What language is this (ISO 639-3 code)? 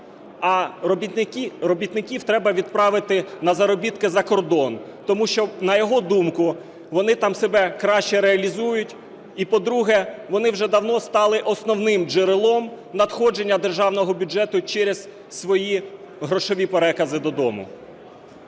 ukr